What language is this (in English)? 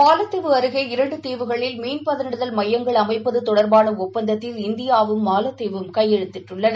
Tamil